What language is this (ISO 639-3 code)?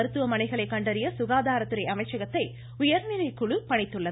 tam